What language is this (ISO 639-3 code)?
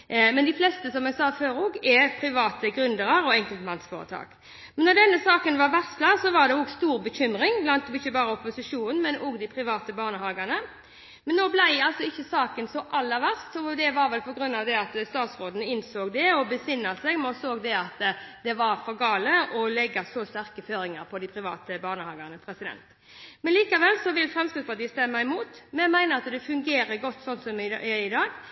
nob